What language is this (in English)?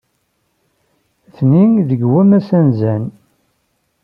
Kabyle